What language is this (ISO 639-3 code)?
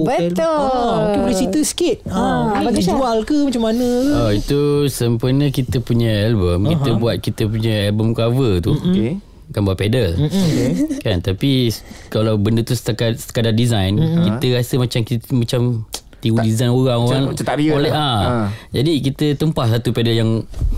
msa